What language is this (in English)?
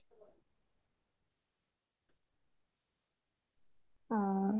Assamese